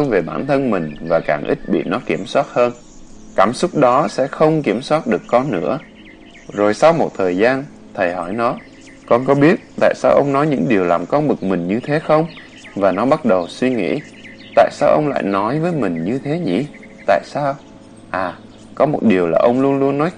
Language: Vietnamese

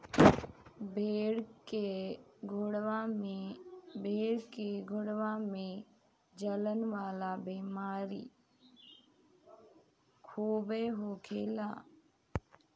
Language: Bhojpuri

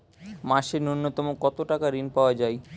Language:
Bangla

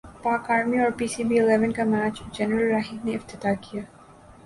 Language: Urdu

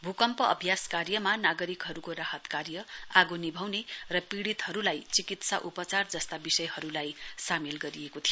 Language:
Nepali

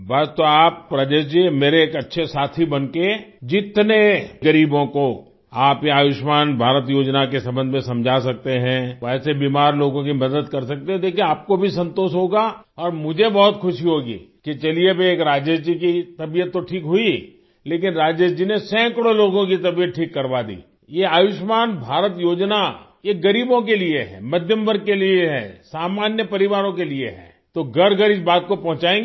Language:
Hindi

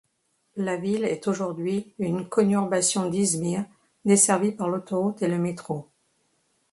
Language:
French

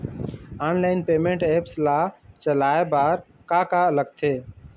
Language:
Chhattisgarhi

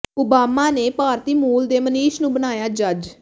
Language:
Punjabi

